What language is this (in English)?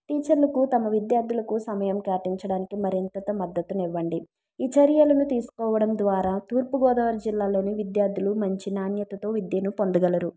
Telugu